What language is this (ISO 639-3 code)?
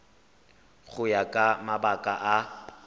tsn